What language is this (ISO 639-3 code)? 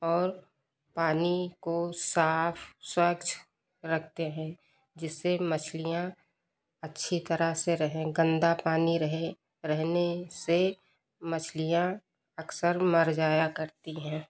hin